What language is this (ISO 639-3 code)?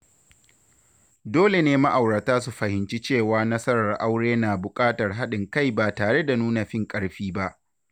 hau